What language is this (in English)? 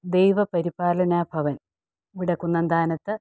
Malayalam